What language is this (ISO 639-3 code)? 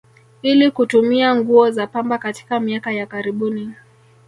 swa